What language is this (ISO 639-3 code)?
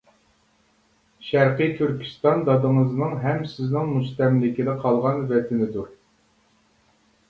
uig